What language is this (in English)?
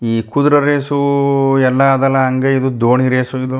Kannada